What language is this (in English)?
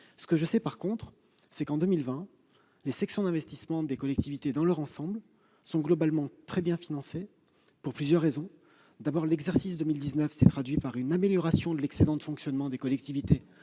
French